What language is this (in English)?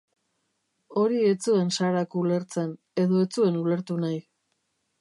Basque